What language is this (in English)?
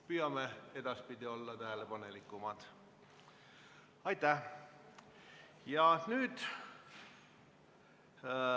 Estonian